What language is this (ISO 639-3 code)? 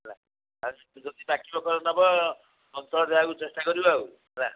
ori